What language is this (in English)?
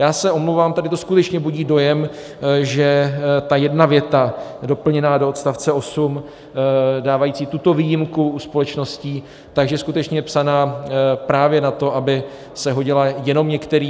Czech